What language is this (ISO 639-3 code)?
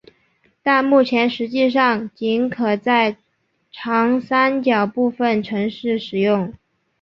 zho